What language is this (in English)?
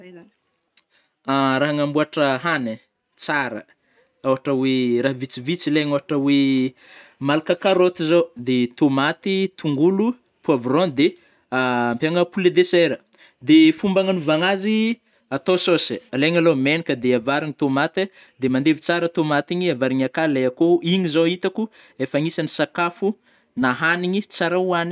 Northern Betsimisaraka Malagasy